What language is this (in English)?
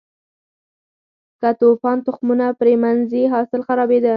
Pashto